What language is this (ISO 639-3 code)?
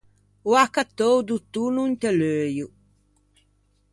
lij